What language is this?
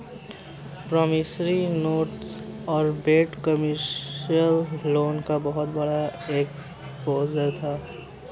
Hindi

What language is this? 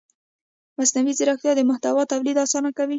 Pashto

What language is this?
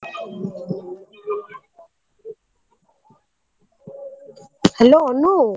Odia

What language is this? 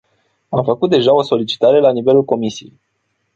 Romanian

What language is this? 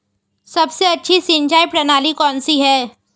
Hindi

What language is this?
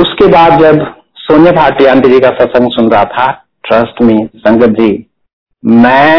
Hindi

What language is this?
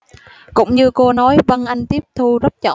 Vietnamese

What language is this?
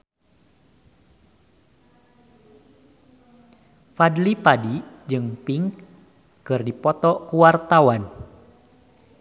Sundanese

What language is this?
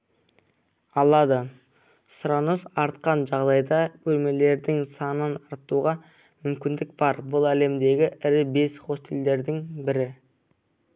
Kazakh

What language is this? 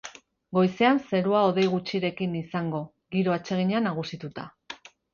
Basque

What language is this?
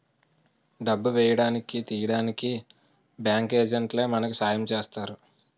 Telugu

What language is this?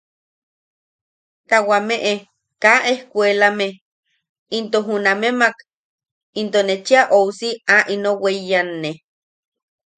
Yaqui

